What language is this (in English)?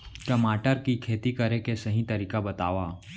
Chhattisgarhi